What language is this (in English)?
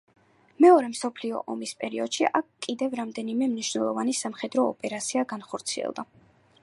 Georgian